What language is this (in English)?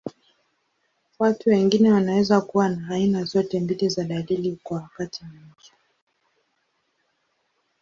Swahili